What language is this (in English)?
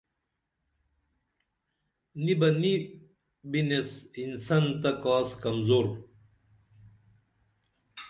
Dameli